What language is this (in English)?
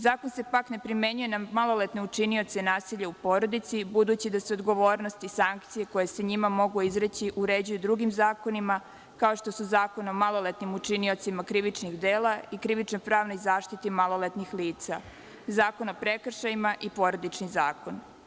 Serbian